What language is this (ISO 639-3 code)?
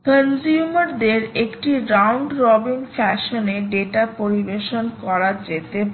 ben